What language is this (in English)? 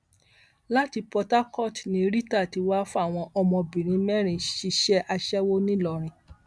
Yoruba